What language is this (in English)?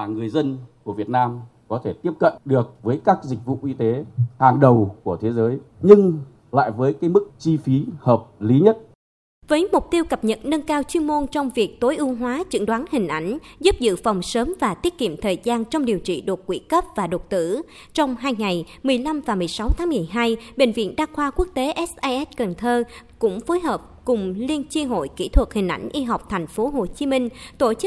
Vietnamese